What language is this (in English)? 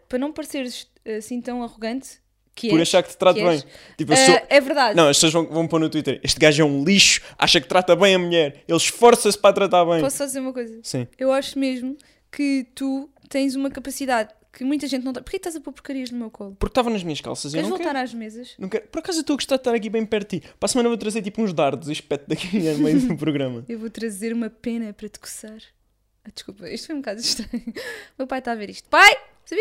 Portuguese